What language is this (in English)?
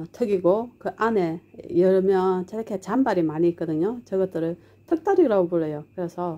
Korean